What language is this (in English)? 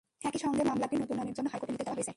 Bangla